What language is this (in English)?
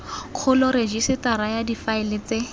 Tswana